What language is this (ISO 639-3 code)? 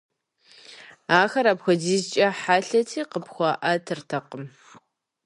kbd